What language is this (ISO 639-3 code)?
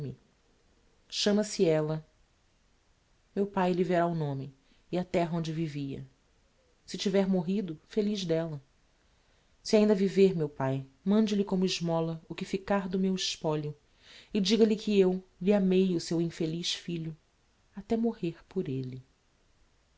por